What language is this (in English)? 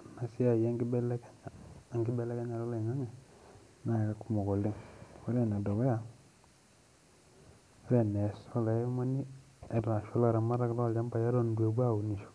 Masai